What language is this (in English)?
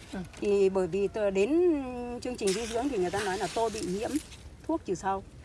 Vietnamese